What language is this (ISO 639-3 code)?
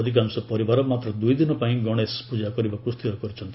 ori